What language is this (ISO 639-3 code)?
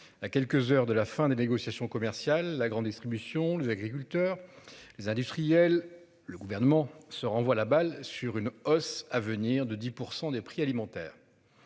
fra